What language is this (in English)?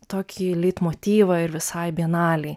Lithuanian